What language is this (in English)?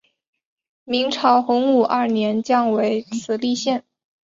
Chinese